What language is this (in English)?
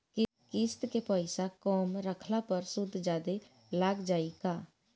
Bhojpuri